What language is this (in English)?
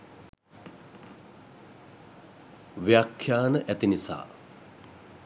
Sinhala